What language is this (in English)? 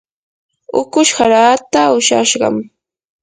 Yanahuanca Pasco Quechua